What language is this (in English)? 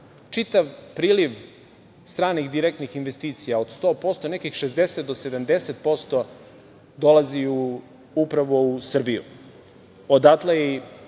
Serbian